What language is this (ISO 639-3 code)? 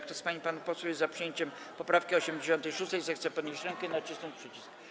pol